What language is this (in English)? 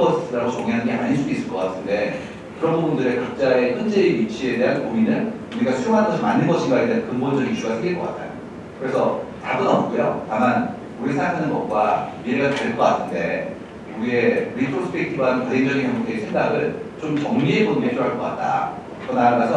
Korean